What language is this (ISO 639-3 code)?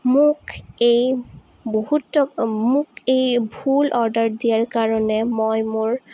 asm